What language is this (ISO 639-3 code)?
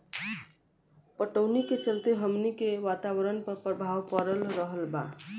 bho